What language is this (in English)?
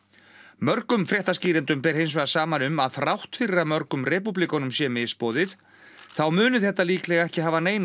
Icelandic